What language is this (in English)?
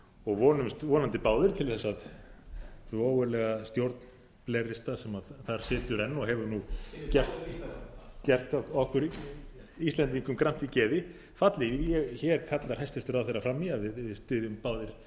Icelandic